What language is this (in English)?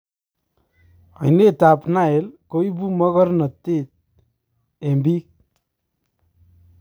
Kalenjin